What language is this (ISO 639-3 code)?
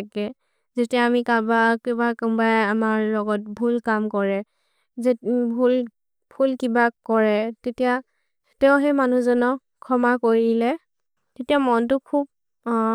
mrr